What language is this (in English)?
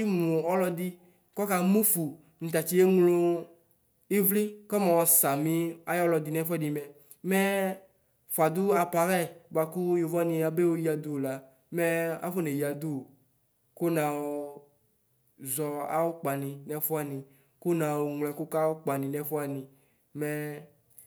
Ikposo